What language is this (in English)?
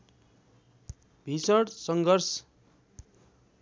Nepali